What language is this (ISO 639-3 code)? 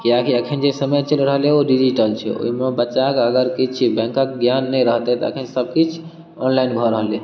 mai